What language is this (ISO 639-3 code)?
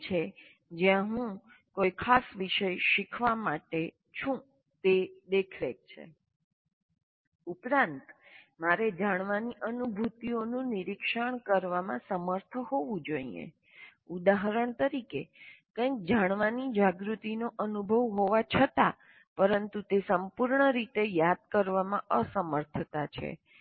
guj